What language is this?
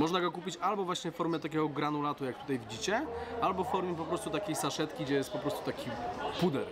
Polish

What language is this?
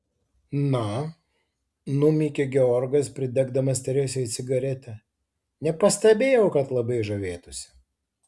Lithuanian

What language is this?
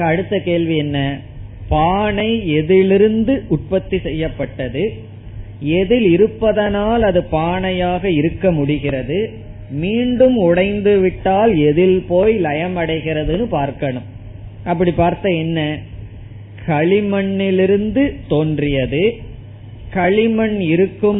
Tamil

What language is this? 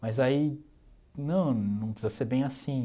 Portuguese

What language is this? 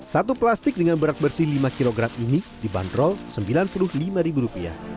Indonesian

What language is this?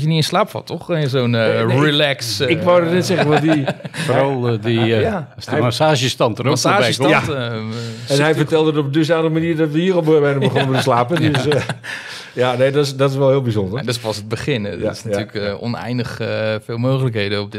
Dutch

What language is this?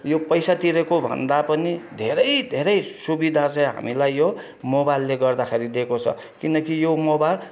Nepali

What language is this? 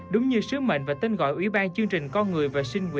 Vietnamese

